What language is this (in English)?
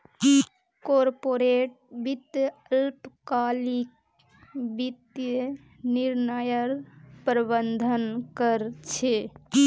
Magahi